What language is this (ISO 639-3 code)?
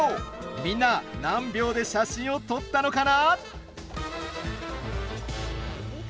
jpn